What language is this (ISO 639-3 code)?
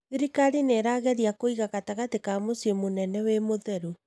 kik